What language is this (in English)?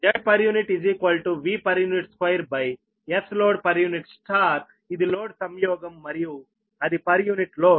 Telugu